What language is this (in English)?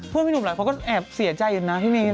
Thai